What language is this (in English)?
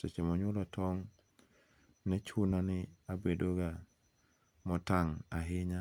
Luo (Kenya and Tanzania)